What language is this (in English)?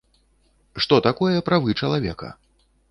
Belarusian